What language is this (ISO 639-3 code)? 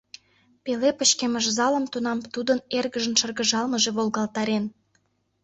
chm